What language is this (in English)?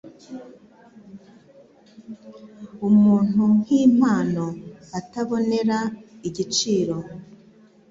Kinyarwanda